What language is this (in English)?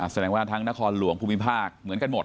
Thai